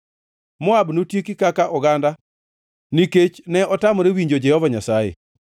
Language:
Luo (Kenya and Tanzania)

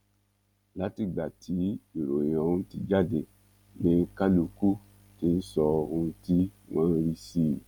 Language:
Yoruba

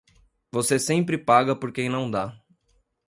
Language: Portuguese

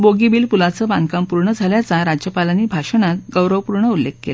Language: Marathi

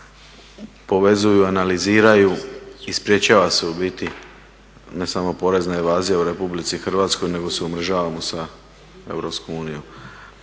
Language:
Croatian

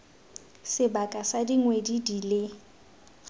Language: Tswana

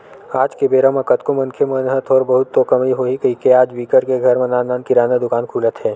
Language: Chhattisgarhi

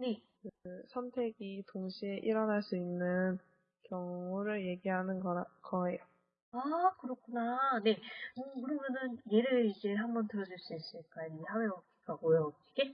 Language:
Korean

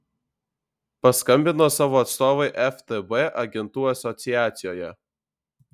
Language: Lithuanian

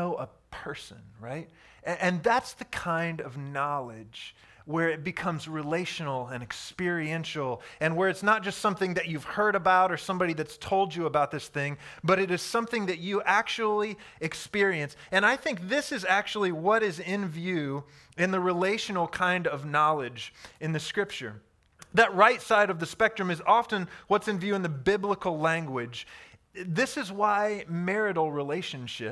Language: English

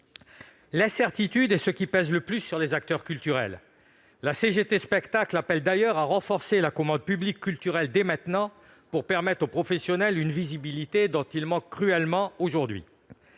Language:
French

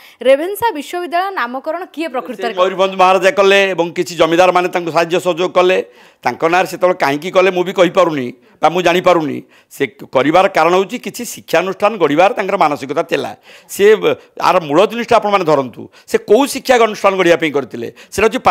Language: Bangla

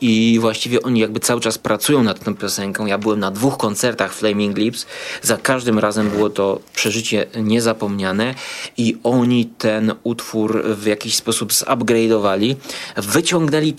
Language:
Polish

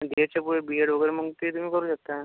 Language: Marathi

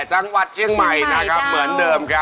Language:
Thai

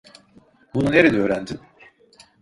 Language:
Turkish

